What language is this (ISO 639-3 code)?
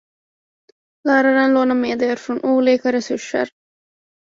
swe